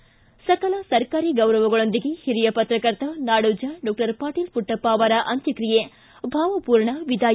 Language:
Kannada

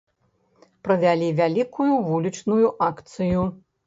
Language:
Belarusian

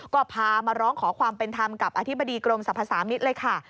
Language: Thai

